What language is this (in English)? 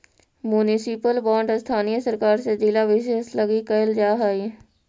Magahi